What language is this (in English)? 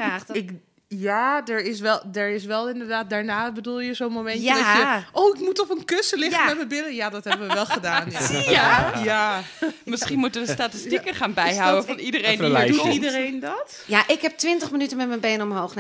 Dutch